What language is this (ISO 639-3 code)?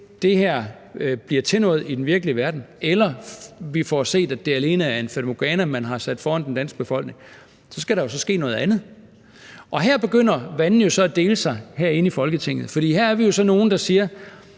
dan